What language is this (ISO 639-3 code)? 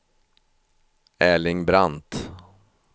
swe